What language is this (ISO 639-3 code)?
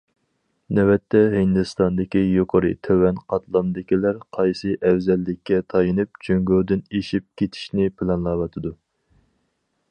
uig